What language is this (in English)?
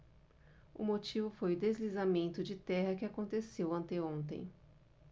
Portuguese